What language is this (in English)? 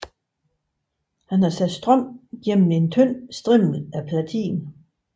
Danish